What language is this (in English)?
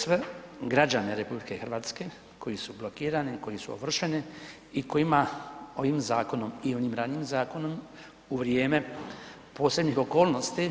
Croatian